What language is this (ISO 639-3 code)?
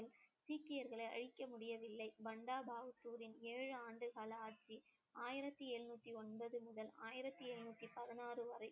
tam